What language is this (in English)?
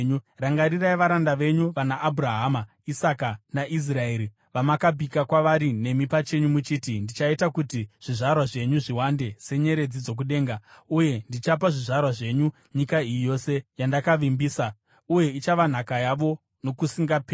Shona